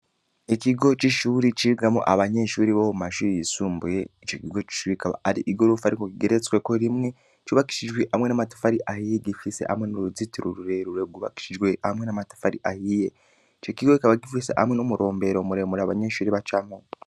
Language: Rundi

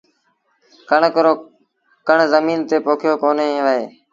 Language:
Sindhi Bhil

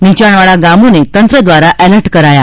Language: Gujarati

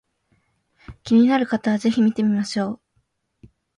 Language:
Japanese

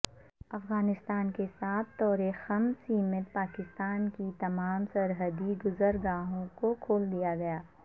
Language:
Urdu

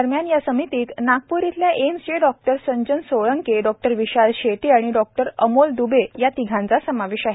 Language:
Marathi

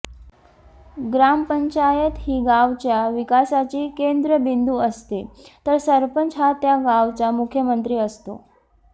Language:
Marathi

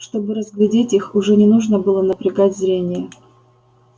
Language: Russian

